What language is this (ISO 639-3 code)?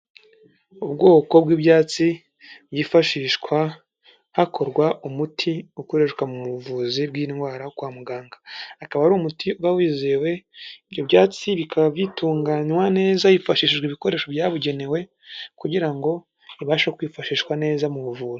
kin